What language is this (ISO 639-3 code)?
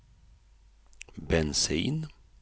swe